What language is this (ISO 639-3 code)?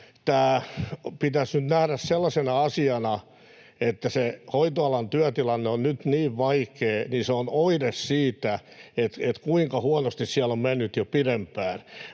fin